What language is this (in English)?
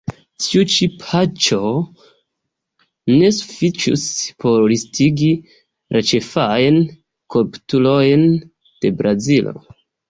Esperanto